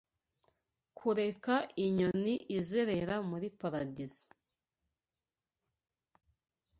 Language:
Kinyarwanda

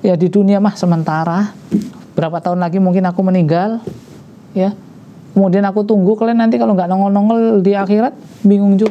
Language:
Indonesian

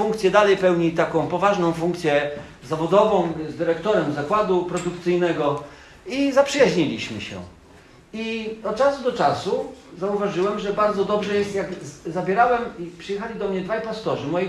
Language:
Polish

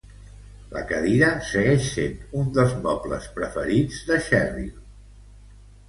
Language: Catalan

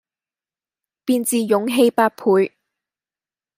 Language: Cantonese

